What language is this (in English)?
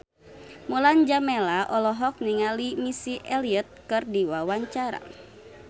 Sundanese